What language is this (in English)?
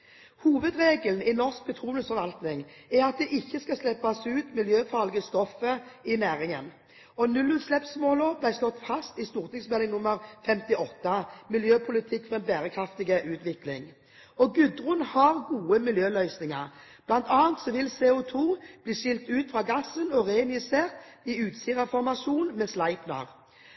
Norwegian Bokmål